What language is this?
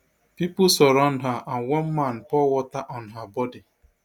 Nigerian Pidgin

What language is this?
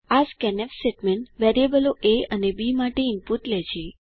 Gujarati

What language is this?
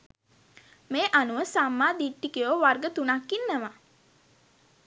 Sinhala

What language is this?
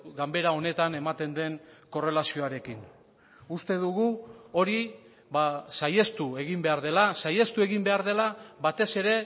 Basque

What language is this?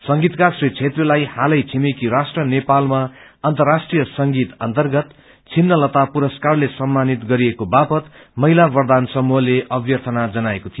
Nepali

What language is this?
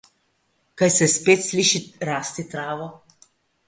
Slovenian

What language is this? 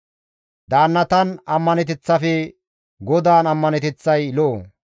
Gamo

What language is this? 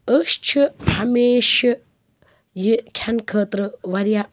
Kashmiri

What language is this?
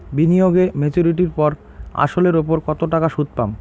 Bangla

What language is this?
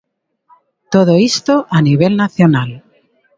Galician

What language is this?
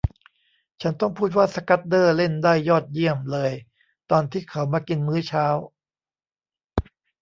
Thai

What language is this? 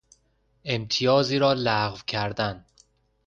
Persian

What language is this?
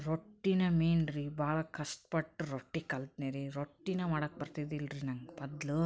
Kannada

